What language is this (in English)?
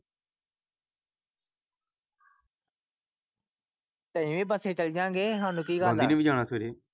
Punjabi